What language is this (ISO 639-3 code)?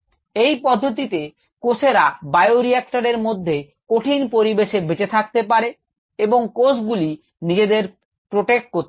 ben